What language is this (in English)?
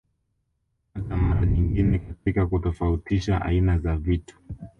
Swahili